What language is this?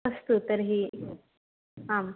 Sanskrit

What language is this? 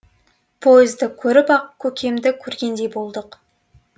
Kazakh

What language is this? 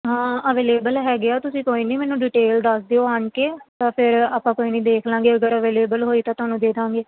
Punjabi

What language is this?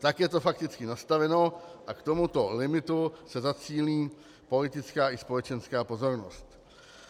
Czech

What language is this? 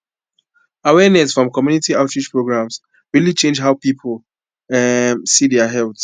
Nigerian Pidgin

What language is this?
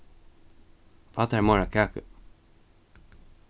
Faroese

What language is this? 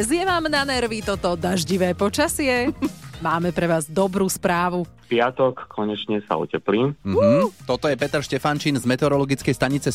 Slovak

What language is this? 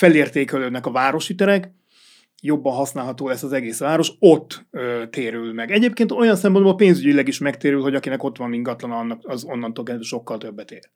Hungarian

